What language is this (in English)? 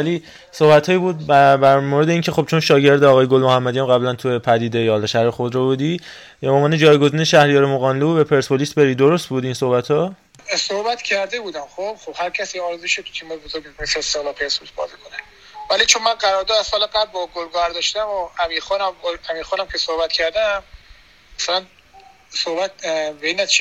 Persian